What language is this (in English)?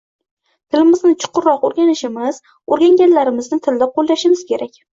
Uzbek